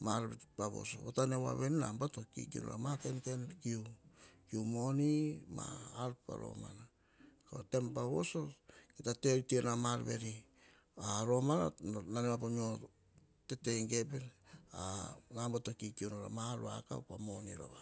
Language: Hahon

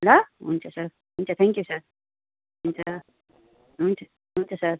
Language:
Nepali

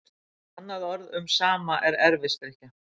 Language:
Icelandic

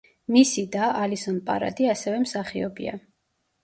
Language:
Georgian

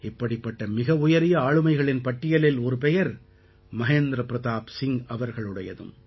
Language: Tamil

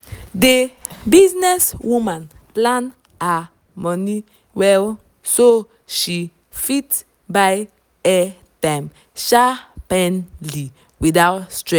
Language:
Nigerian Pidgin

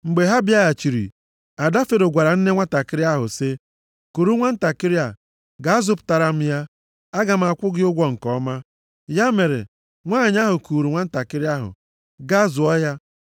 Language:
Igbo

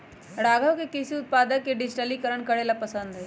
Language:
Magahi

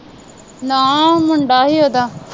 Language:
Punjabi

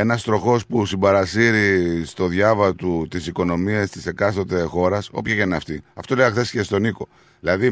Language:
Greek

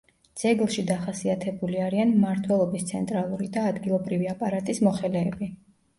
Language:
Georgian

